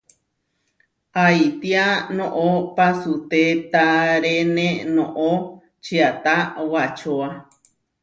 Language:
Huarijio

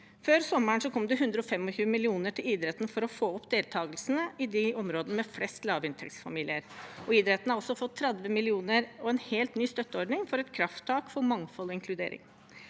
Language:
Norwegian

